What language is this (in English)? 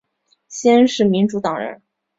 Chinese